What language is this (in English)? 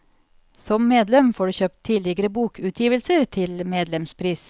Norwegian